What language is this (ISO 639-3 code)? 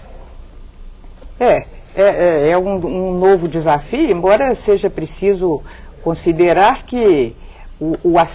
por